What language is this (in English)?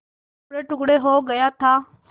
Hindi